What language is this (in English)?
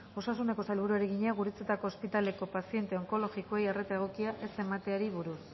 Basque